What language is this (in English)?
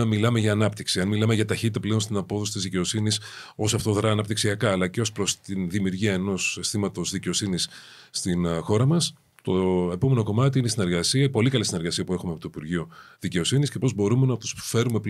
Greek